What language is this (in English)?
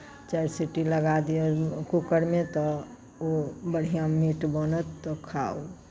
Maithili